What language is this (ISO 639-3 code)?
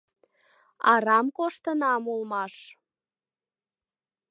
chm